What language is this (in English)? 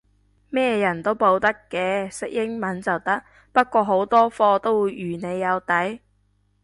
Cantonese